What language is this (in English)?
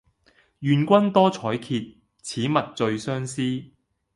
Cantonese